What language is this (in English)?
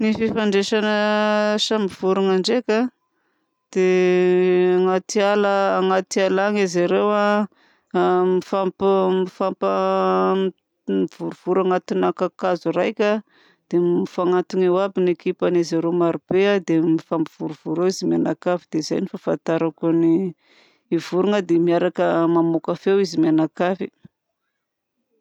Southern Betsimisaraka Malagasy